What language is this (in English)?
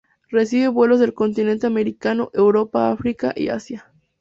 Spanish